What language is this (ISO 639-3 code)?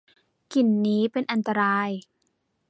tha